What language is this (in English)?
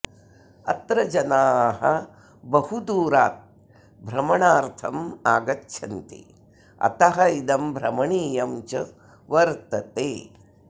Sanskrit